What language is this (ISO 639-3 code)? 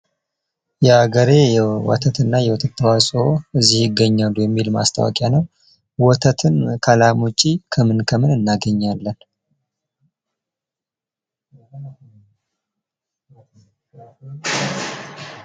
amh